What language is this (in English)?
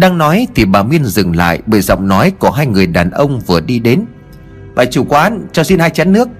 Vietnamese